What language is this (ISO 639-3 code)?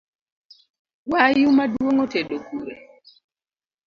luo